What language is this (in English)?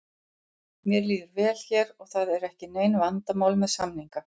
Icelandic